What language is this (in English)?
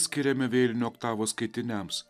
Lithuanian